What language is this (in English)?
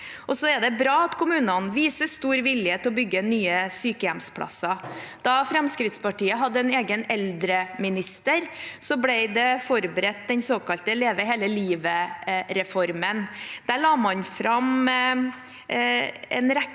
Norwegian